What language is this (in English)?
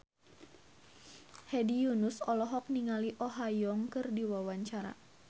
Sundanese